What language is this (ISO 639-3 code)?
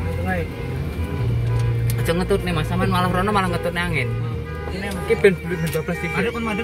spa